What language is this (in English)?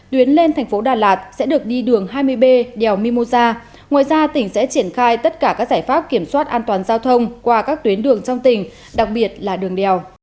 Vietnamese